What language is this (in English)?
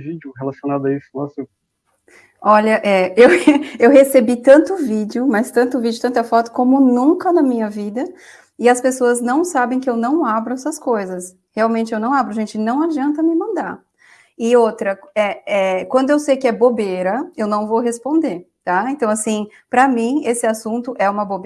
Portuguese